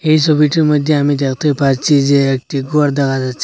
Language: Bangla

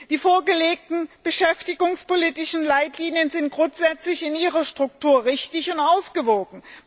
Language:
German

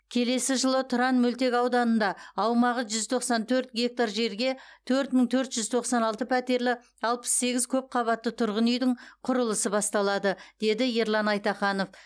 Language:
Kazakh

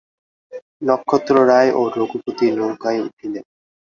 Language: Bangla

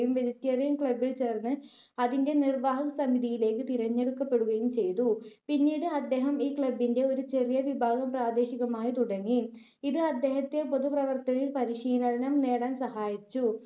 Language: Malayalam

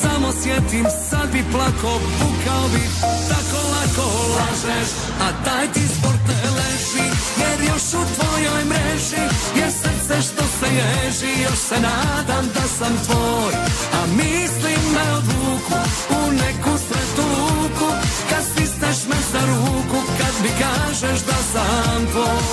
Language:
Croatian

